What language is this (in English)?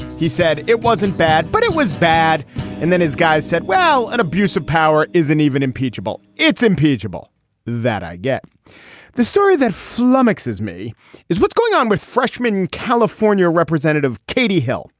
English